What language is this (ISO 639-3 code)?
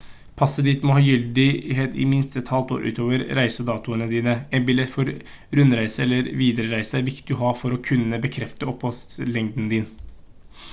nob